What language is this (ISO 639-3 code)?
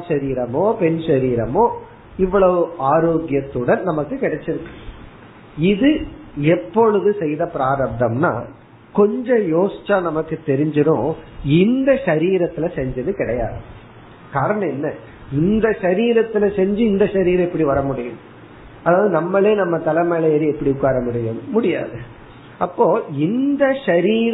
tam